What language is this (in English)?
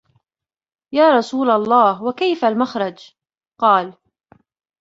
Arabic